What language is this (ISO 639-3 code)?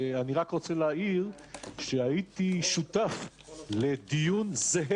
heb